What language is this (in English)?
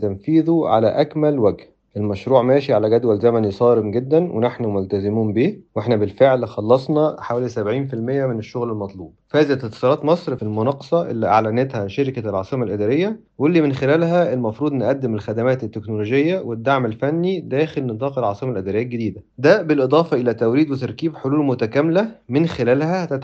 Arabic